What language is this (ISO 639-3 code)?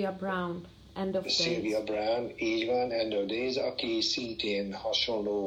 hun